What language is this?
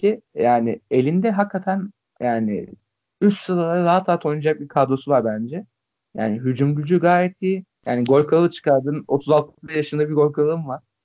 Turkish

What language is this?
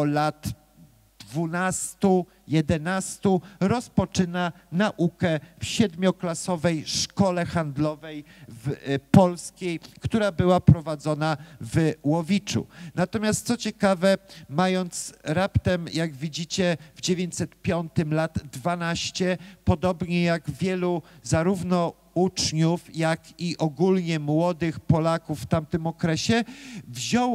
Polish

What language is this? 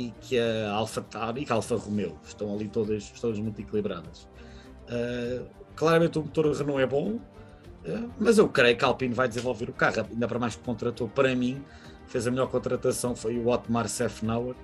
Portuguese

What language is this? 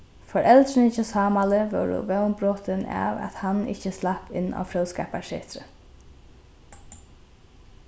Faroese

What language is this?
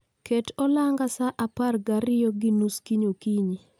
Luo (Kenya and Tanzania)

